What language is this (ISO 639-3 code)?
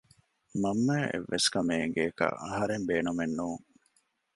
div